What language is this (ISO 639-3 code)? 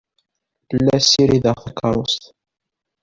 kab